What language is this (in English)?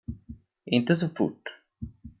Swedish